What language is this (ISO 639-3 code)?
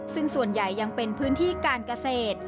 tha